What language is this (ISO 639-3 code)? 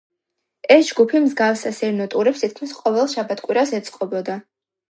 kat